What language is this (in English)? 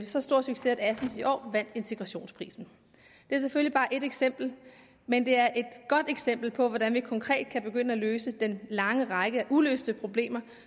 Danish